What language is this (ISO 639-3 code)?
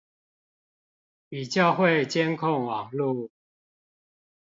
zho